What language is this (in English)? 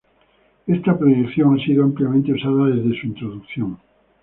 Spanish